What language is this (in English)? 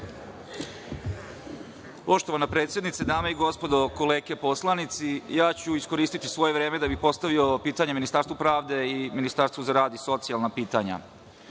Serbian